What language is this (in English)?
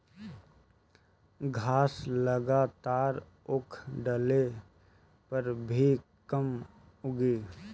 Bhojpuri